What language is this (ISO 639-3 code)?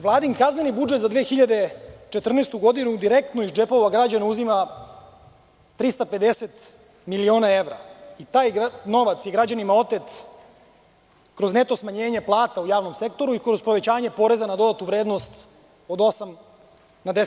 srp